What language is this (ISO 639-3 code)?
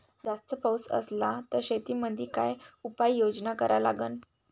mar